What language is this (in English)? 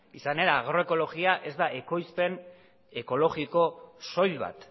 Basque